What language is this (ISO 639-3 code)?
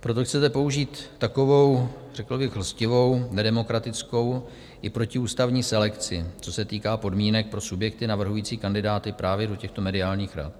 ces